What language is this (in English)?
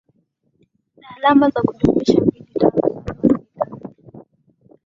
Swahili